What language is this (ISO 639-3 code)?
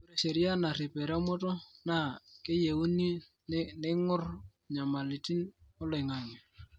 mas